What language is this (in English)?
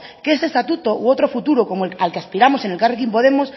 Spanish